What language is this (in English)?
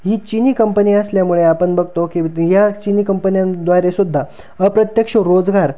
Marathi